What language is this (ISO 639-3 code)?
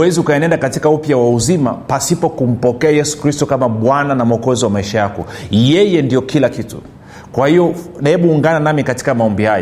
swa